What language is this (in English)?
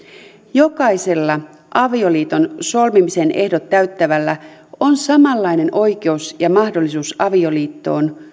Finnish